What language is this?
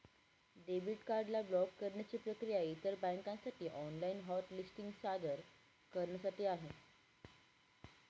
Marathi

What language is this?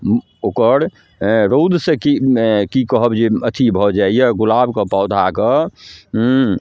Maithili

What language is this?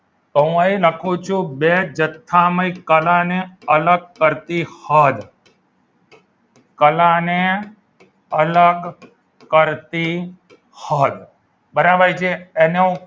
Gujarati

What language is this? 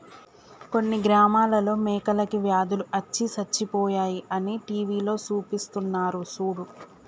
Telugu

